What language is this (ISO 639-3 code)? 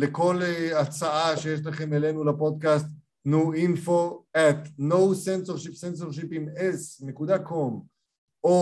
heb